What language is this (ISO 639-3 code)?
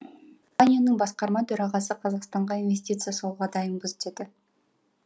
kaz